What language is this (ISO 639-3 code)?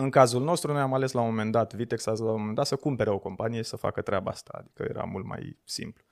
ron